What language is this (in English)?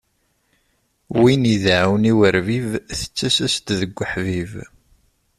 Kabyle